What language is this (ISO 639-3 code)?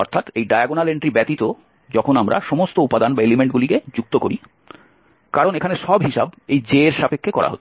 ben